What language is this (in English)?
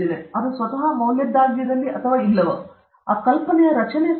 Kannada